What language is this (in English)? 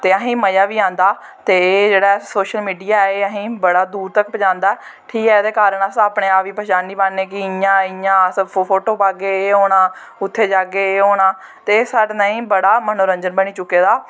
Dogri